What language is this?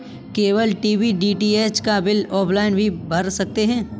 Hindi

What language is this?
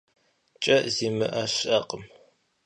Kabardian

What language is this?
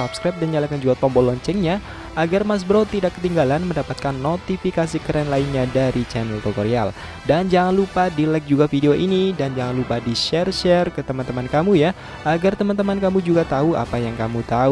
Indonesian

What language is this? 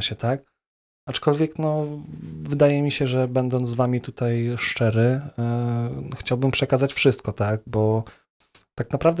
Polish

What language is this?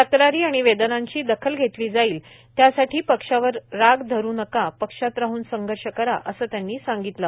Marathi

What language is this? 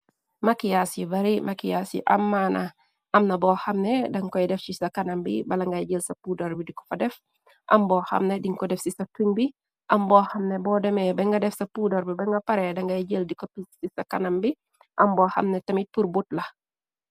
Wolof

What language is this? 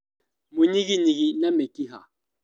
Kikuyu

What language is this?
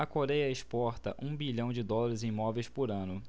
Portuguese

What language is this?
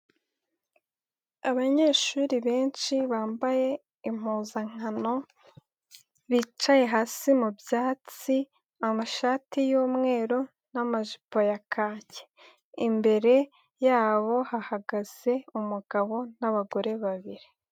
Kinyarwanda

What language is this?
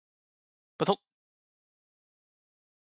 Chinese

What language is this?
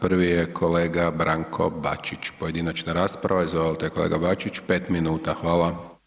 Croatian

